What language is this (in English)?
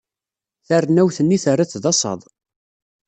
Kabyle